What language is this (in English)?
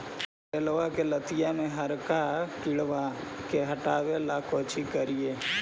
Magahi